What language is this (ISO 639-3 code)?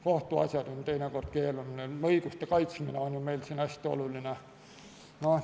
est